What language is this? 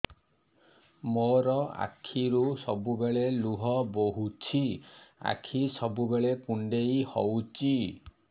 Odia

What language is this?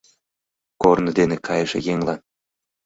Mari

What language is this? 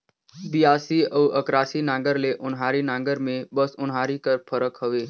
Chhattisgarhi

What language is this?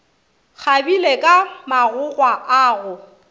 Northern Sotho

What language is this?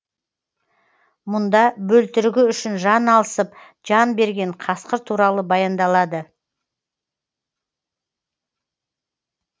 Kazakh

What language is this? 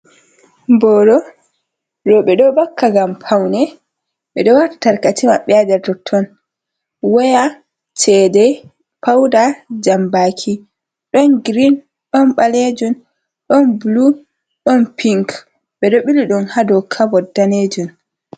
Fula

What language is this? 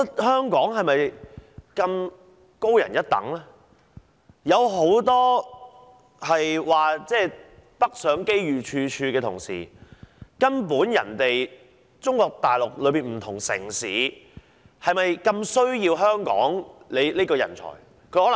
Cantonese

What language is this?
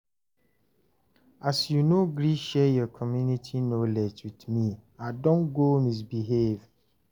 Nigerian Pidgin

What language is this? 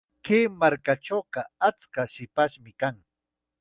Chiquián Ancash Quechua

